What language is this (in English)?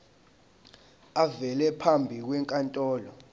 Zulu